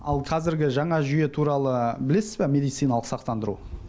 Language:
Kazakh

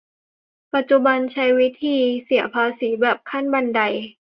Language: Thai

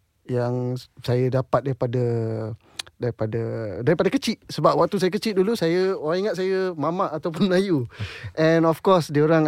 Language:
Malay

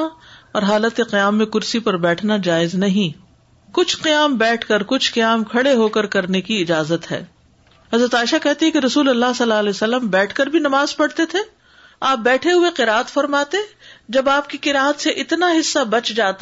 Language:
Urdu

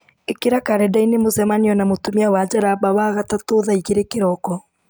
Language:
Kikuyu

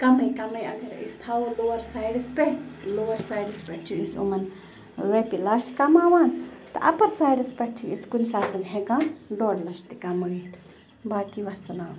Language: Kashmiri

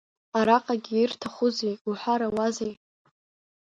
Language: Abkhazian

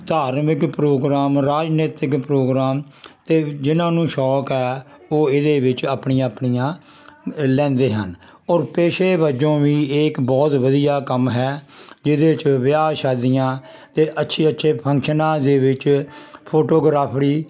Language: Punjabi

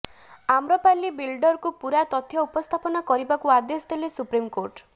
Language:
Odia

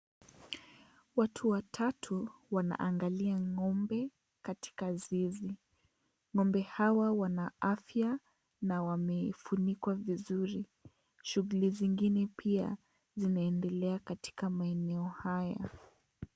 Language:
Swahili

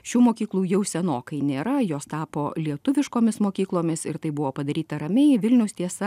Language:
Lithuanian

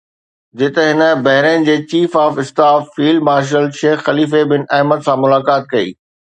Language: Sindhi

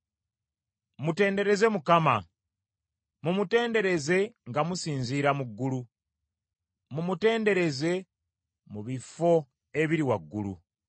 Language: Ganda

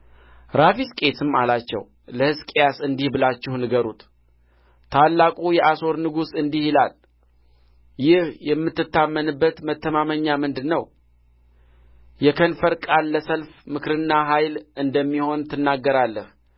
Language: Amharic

